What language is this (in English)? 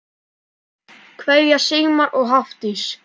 Icelandic